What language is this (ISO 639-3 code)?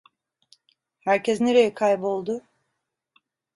tur